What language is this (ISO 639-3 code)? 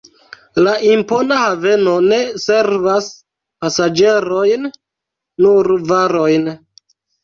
epo